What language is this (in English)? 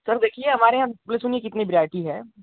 Hindi